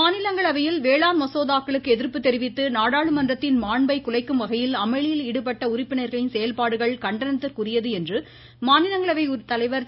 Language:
Tamil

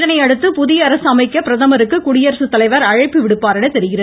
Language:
Tamil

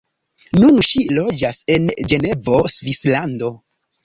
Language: Esperanto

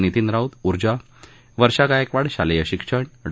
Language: Marathi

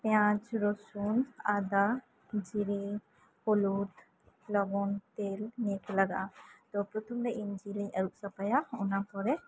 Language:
Santali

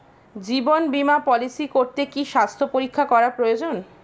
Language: Bangla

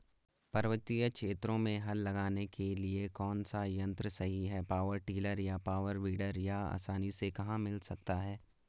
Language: Hindi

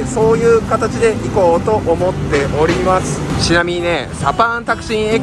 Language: Japanese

